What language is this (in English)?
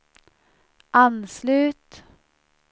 Swedish